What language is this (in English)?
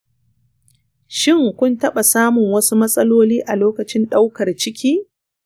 Hausa